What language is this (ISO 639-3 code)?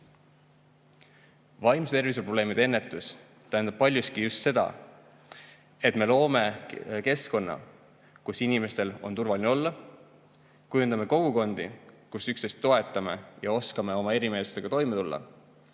est